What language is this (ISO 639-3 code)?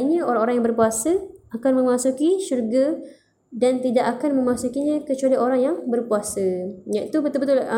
msa